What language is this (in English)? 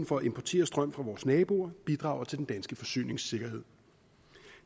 Danish